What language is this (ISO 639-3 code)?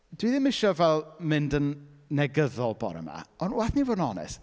cym